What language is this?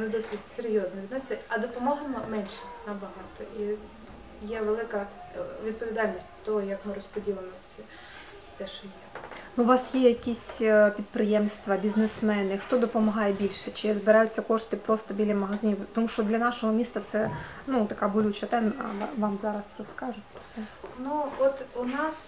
Ukrainian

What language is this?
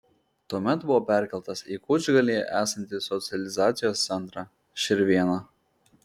Lithuanian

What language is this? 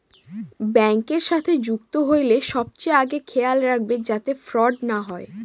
Bangla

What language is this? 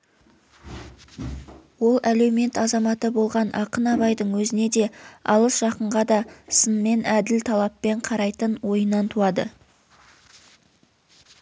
Kazakh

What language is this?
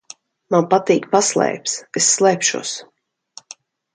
Latvian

